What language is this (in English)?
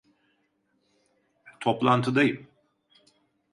Turkish